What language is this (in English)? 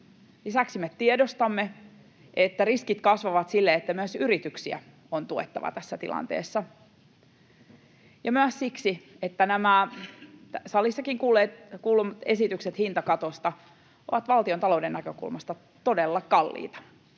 Finnish